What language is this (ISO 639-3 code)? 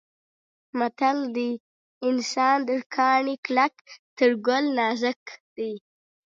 pus